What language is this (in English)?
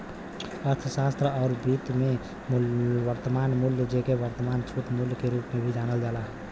Bhojpuri